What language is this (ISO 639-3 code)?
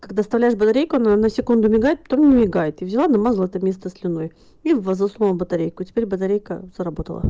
rus